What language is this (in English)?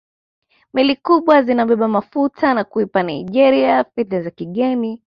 Swahili